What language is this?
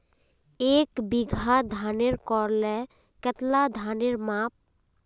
Magahi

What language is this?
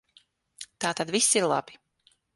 Latvian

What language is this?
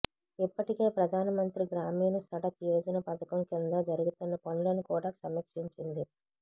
Telugu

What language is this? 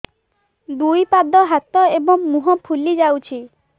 Odia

